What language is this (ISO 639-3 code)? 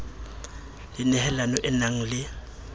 sot